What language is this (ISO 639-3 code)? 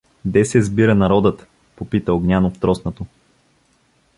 bul